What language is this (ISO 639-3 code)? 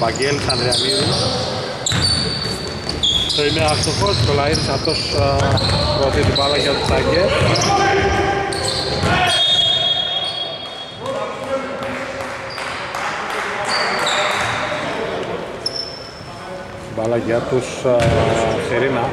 ell